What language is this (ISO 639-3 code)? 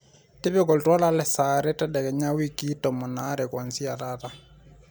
mas